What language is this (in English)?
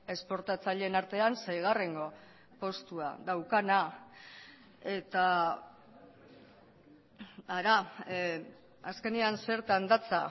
Basque